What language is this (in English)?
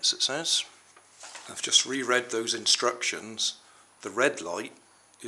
English